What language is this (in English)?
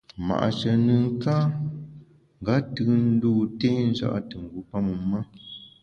Bamun